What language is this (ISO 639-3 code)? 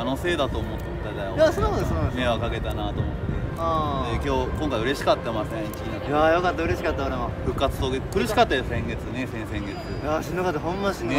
jpn